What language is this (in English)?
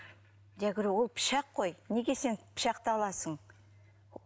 Kazakh